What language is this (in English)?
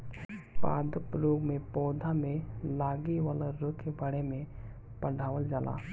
Bhojpuri